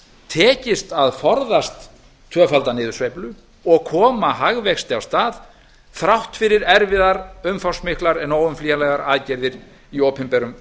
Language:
Icelandic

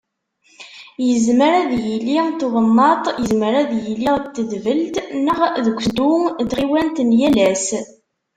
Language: Kabyle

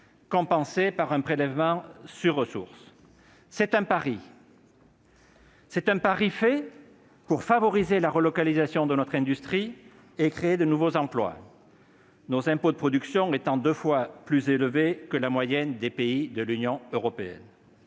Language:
French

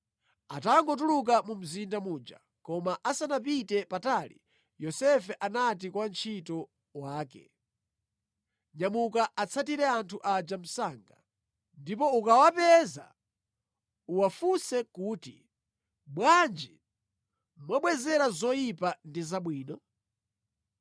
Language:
Nyanja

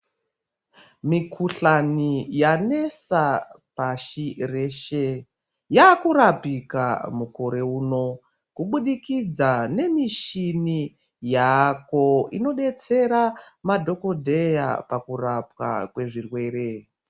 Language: Ndau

